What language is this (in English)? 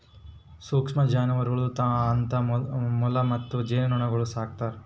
Kannada